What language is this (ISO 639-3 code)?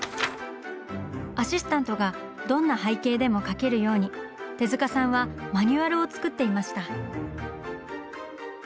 jpn